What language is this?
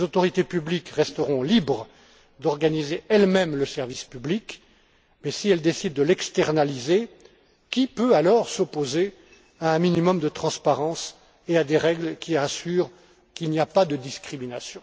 French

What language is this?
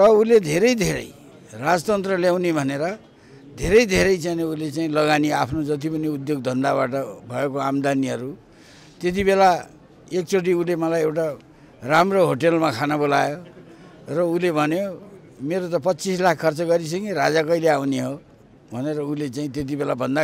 Indonesian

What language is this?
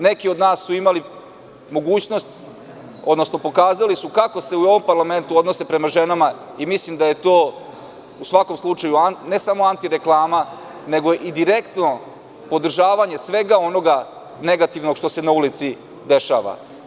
Serbian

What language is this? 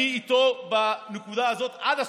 Hebrew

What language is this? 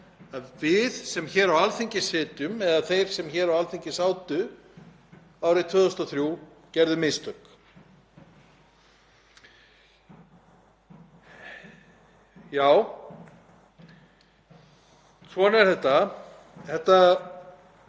Icelandic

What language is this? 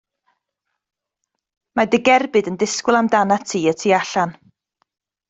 Welsh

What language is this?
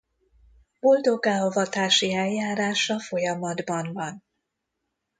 Hungarian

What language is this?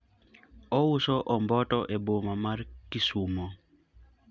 Luo (Kenya and Tanzania)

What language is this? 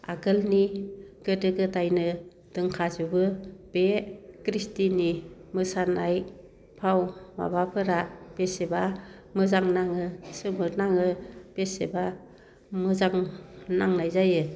Bodo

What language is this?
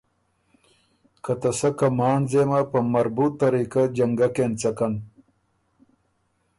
Ormuri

